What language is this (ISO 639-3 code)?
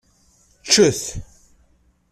kab